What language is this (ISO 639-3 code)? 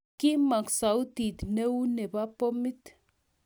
kln